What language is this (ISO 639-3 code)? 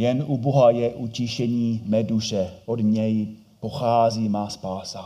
ces